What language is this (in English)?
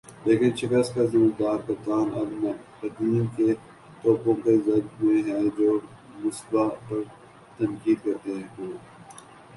Urdu